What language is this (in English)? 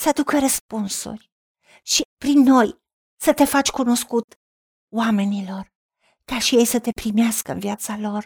Romanian